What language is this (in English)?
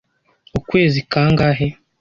Kinyarwanda